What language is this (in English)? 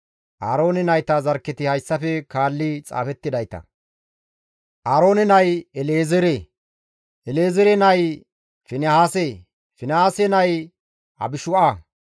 Gamo